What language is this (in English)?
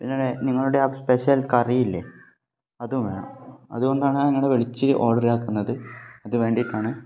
Malayalam